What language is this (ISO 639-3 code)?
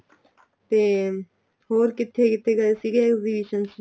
pan